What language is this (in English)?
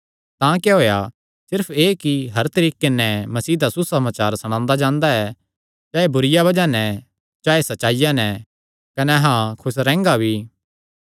Kangri